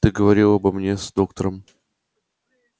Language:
Russian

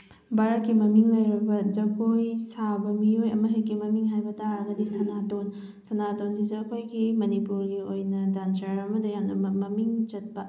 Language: Manipuri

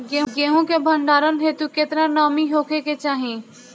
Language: Bhojpuri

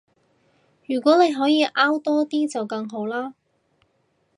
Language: Cantonese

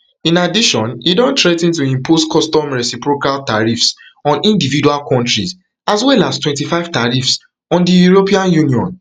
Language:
Nigerian Pidgin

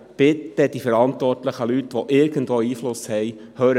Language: Swiss German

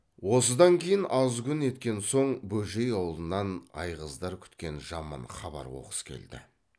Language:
Kazakh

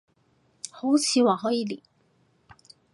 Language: Cantonese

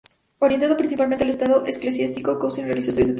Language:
Spanish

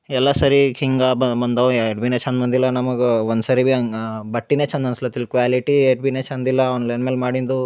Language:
Kannada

